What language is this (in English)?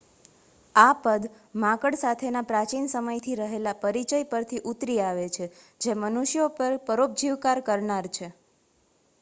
Gujarati